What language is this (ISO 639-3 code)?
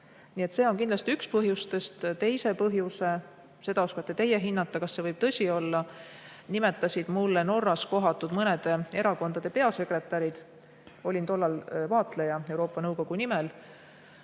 est